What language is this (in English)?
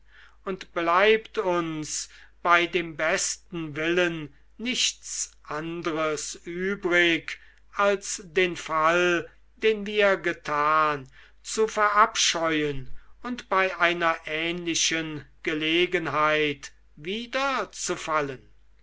German